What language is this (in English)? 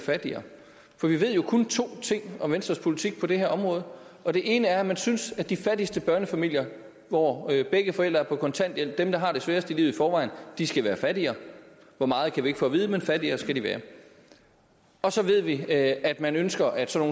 Danish